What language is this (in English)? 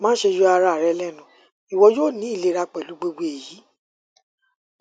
Yoruba